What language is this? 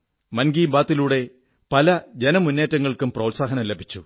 Malayalam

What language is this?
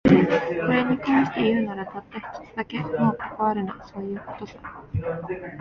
Japanese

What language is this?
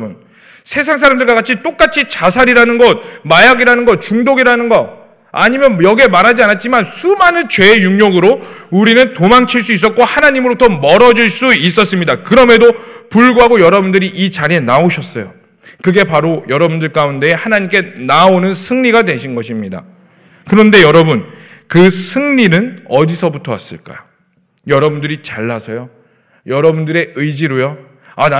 Korean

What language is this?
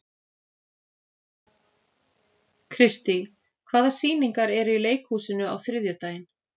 Icelandic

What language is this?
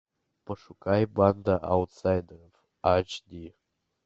Russian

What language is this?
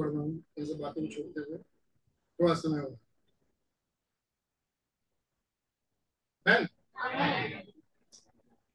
Hindi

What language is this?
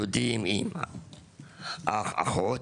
Hebrew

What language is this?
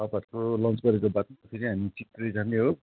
Nepali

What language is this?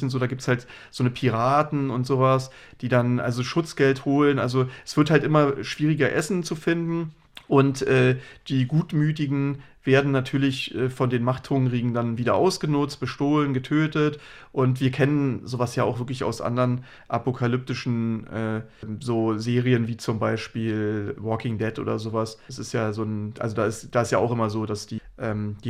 German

